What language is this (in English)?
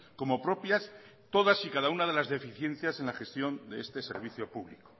Spanish